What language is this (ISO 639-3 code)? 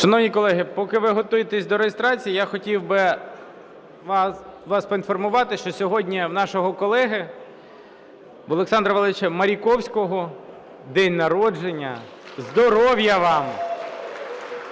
ukr